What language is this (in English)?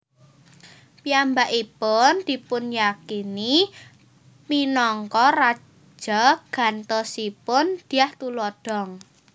Javanese